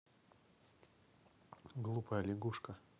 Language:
Russian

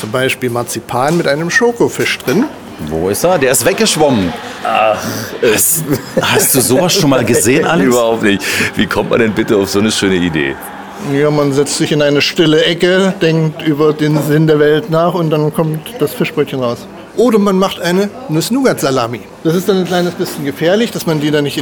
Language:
German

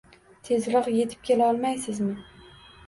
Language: Uzbek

